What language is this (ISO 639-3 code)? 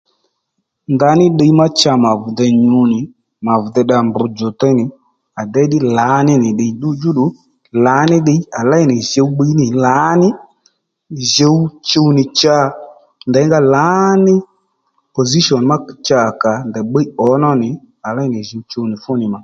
led